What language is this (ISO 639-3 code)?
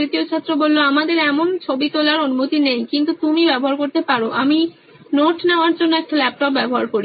ben